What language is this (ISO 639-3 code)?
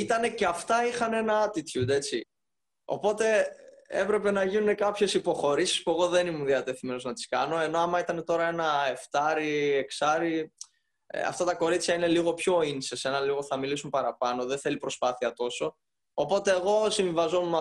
ell